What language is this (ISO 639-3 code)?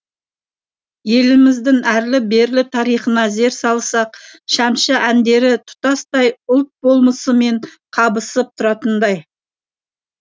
kaz